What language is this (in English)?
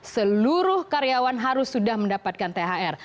Indonesian